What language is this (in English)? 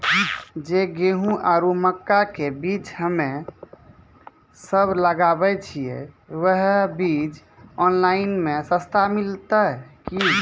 Maithili